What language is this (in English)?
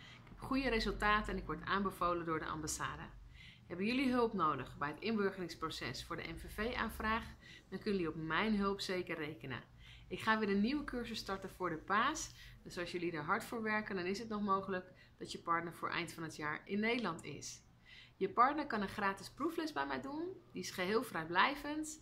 Dutch